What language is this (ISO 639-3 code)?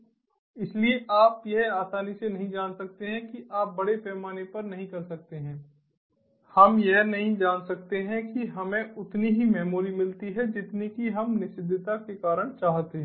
hin